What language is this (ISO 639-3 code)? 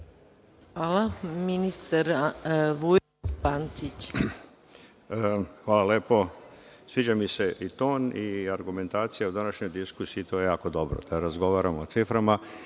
srp